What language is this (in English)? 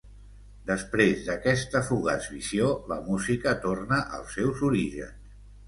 Catalan